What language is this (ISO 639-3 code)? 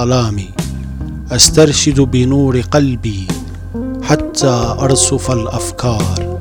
ara